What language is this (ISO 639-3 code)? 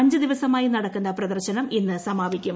mal